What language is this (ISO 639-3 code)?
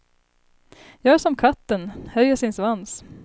swe